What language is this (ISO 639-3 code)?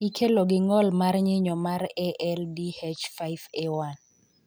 luo